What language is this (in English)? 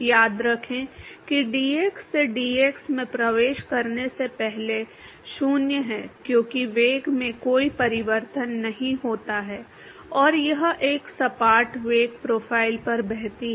Hindi